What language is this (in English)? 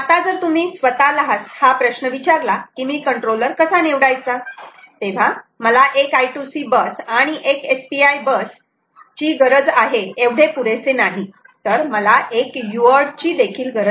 Marathi